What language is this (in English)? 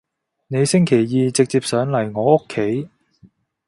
Cantonese